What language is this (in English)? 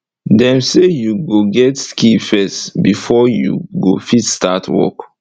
Nigerian Pidgin